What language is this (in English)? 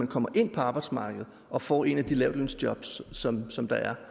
Danish